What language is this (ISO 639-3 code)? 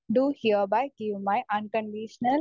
mal